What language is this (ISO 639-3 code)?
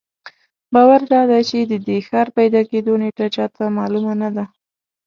pus